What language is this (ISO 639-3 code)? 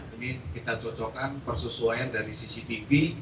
ind